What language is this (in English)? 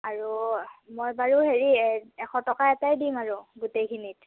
Assamese